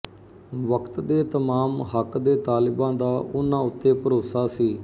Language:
Punjabi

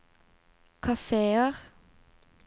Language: Norwegian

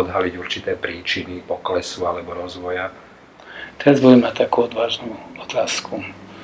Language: Slovak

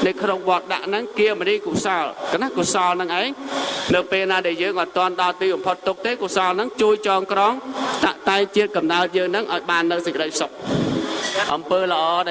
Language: Vietnamese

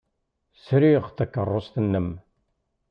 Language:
Kabyle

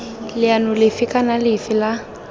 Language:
Tswana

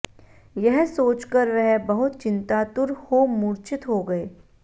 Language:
Sanskrit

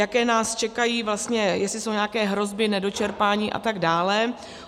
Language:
Czech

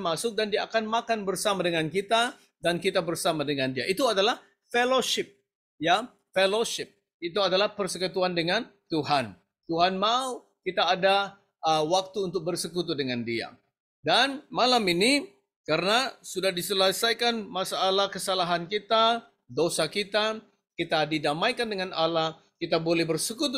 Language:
Indonesian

